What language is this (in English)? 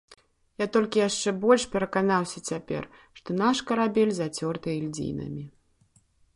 Belarusian